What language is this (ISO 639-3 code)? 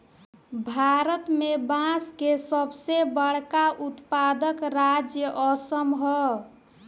bho